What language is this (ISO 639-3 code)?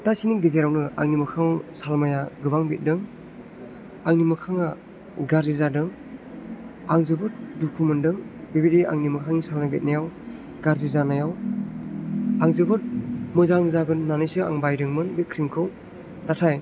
brx